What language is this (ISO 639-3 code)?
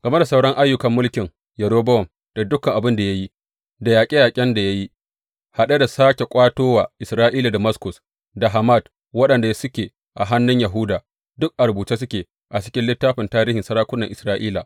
hau